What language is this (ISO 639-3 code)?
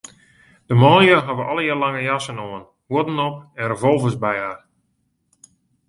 fry